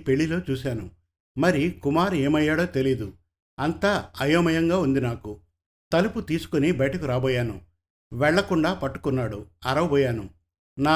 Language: Telugu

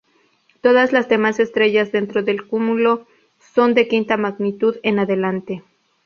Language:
Spanish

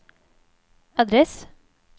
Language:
Swedish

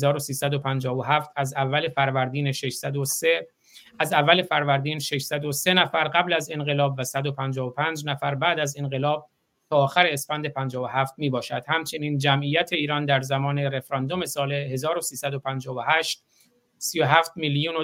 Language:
Persian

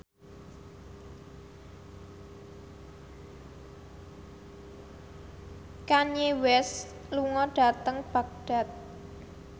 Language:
Javanese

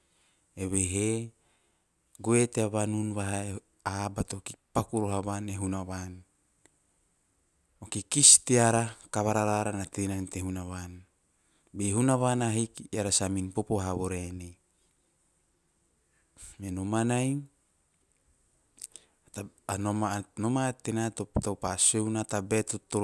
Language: Teop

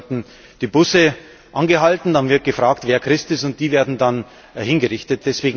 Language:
German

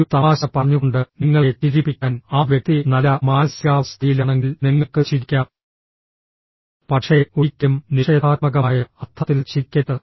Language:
Malayalam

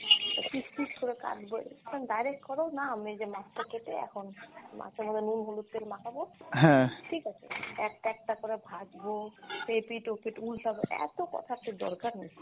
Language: Bangla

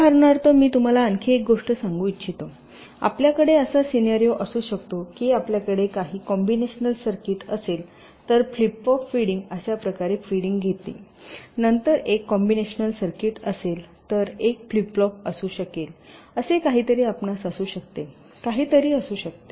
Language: Marathi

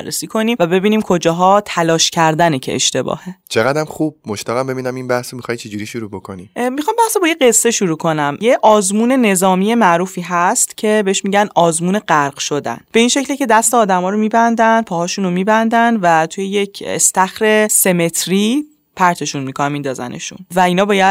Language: Persian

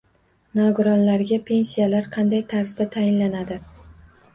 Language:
Uzbek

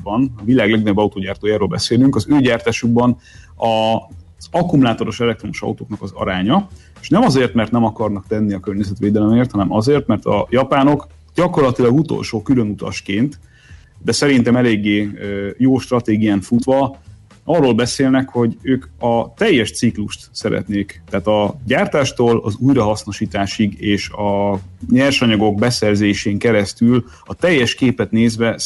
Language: Hungarian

